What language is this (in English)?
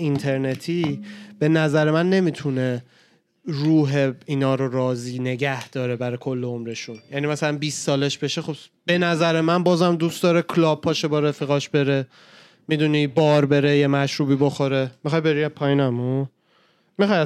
Persian